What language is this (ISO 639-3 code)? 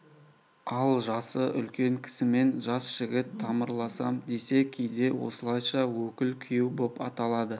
kaz